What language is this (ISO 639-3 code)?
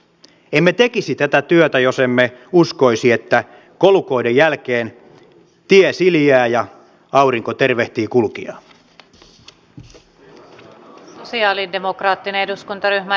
fin